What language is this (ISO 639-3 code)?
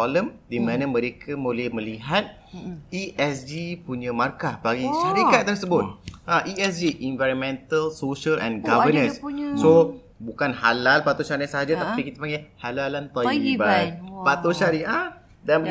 msa